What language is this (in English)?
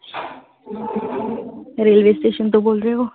Punjabi